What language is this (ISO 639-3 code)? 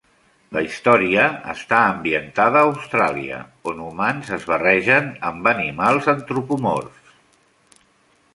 cat